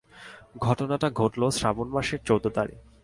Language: Bangla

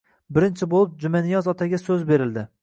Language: Uzbek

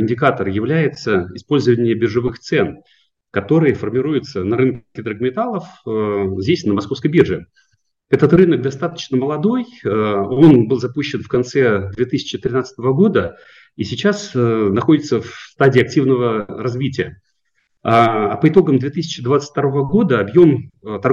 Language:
Russian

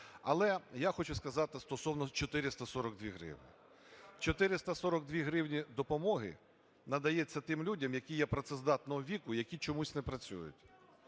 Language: Ukrainian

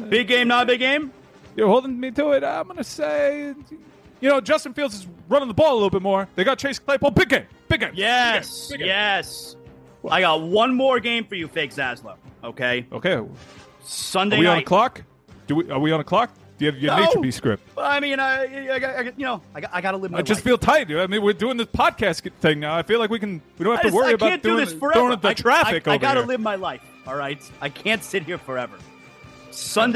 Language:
English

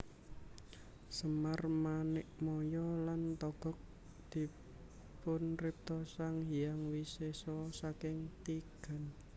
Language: Javanese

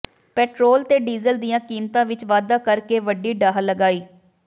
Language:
Punjabi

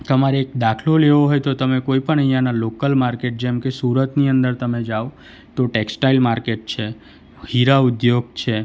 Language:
Gujarati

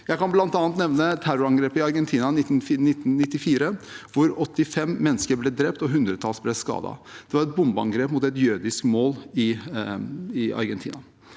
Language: Norwegian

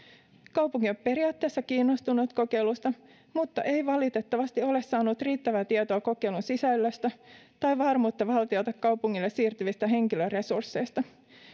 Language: Finnish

